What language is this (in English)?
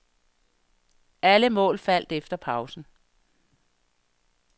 Danish